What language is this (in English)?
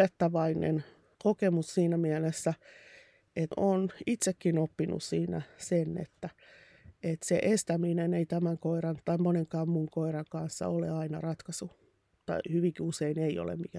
Finnish